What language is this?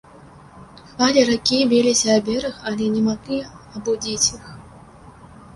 Belarusian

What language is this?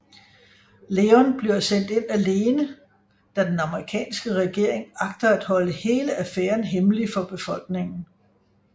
Danish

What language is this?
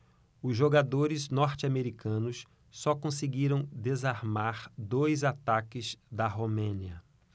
Portuguese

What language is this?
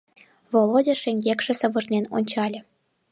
Mari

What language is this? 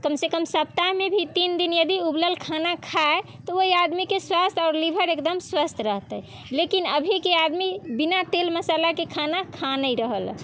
Maithili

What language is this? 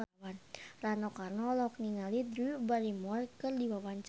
Sundanese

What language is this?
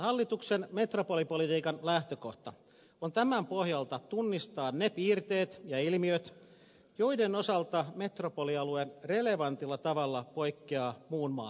Finnish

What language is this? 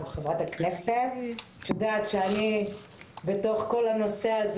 Hebrew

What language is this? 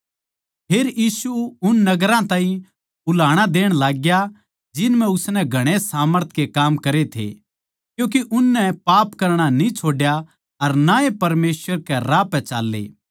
Haryanvi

